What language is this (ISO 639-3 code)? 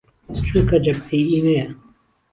ckb